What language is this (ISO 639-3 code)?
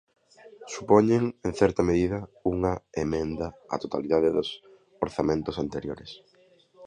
glg